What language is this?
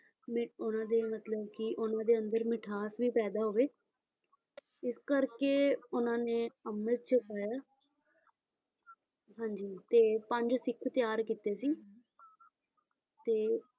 Punjabi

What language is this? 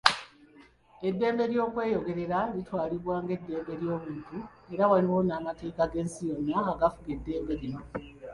Ganda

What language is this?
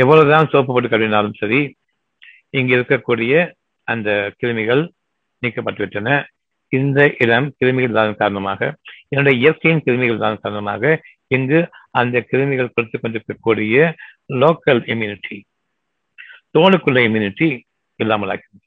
Tamil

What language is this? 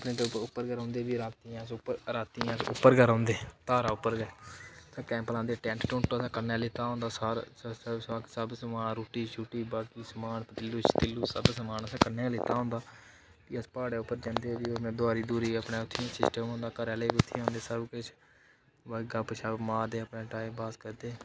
Dogri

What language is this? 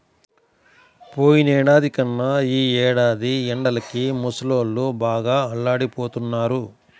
Telugu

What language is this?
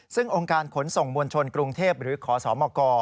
Thai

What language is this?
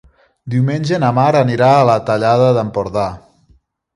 Catalan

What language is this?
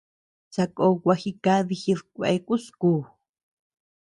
Tepeuxila Cuicatec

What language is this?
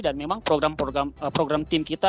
Indonesian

